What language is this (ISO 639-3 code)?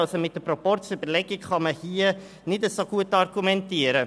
gsw